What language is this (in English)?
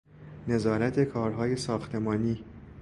Persian